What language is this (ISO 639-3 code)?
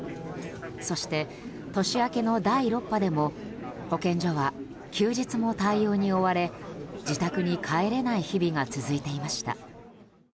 jpn